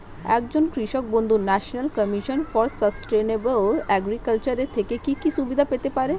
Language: Bangla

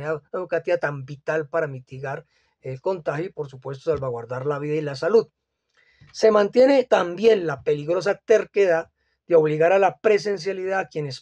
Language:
Spanish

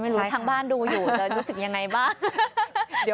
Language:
Thai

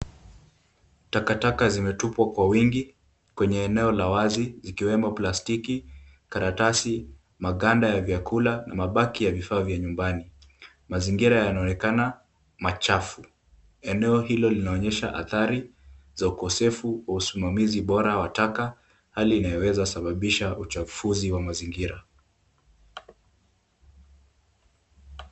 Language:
Swahili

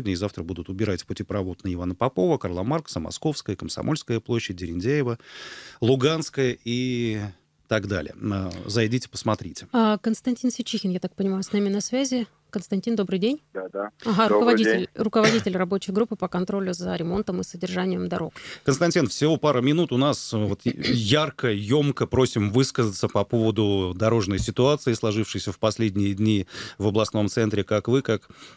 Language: Russian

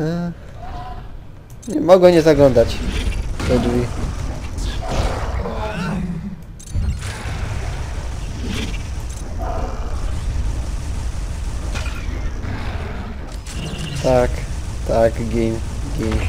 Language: Polish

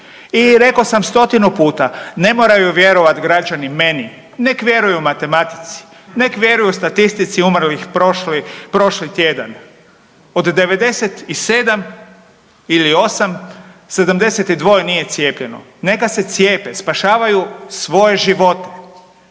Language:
Croatian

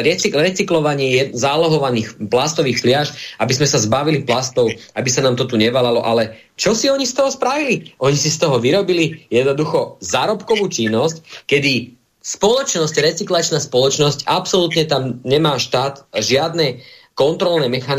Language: Slovak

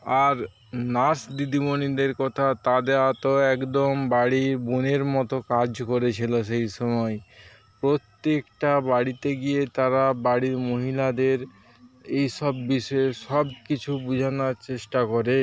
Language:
Bangla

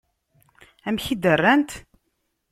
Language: Kabyle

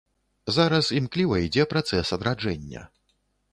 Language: Belarusian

